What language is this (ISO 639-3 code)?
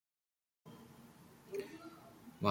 zho